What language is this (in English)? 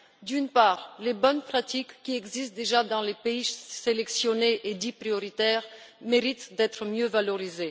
French